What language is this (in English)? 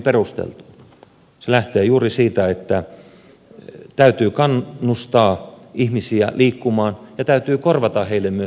Finnish